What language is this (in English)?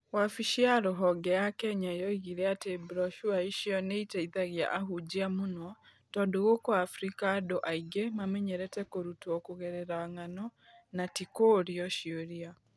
Kikuyu